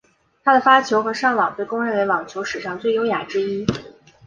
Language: Chinese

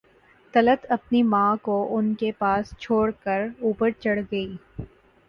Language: Urdu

